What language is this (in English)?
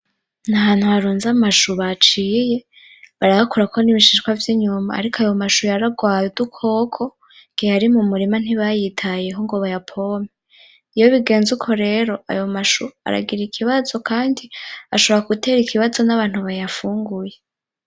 Rundi